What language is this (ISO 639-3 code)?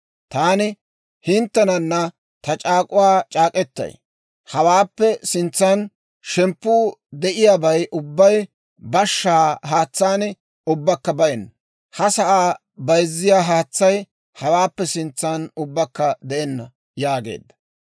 dwr